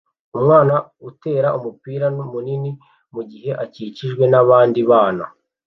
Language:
Kinyarwanda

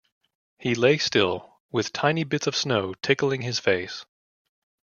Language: English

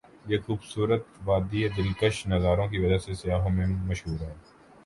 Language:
Urdu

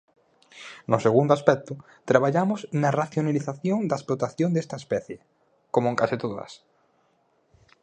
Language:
Galician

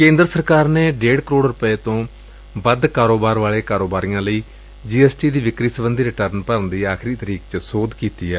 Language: Punjabi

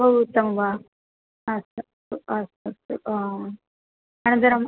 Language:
Sanskrit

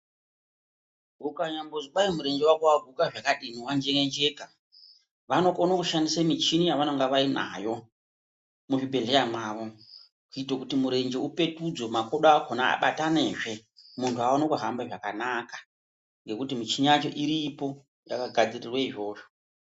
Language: Ndau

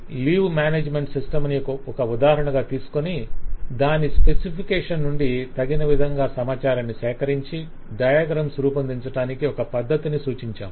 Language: Telugu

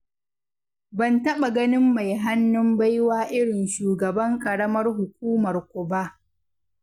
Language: Hausa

